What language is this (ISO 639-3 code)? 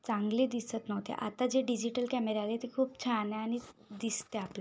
mar